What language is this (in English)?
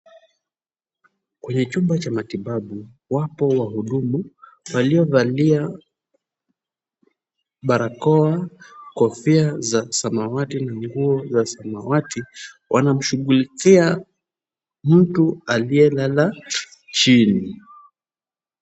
Swahili